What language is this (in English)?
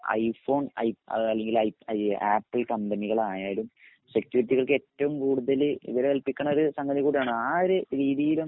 Malayalam